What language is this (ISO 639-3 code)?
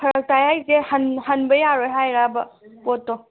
mni